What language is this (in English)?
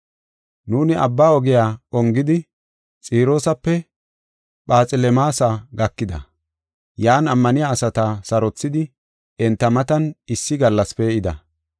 Gofa